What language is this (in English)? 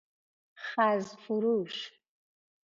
Persian